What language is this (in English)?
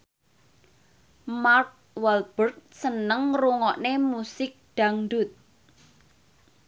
Javanese